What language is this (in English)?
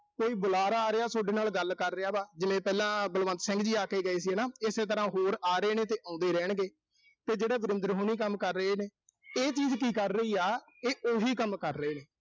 Punjabi